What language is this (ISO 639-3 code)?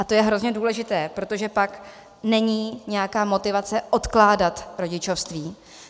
ces